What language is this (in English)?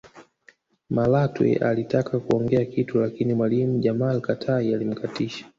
Swahili